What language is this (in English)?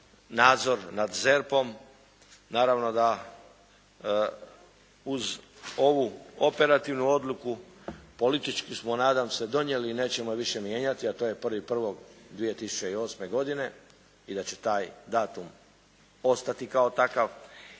Croatian